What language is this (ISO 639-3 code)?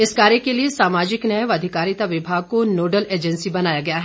hin